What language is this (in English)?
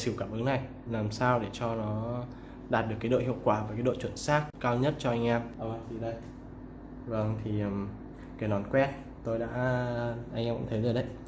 Vietnamese